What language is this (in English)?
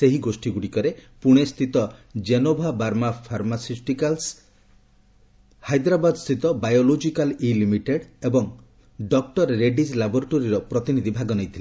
Odia